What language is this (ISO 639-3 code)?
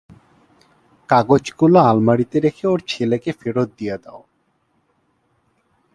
ben